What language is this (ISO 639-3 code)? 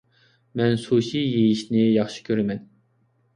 uig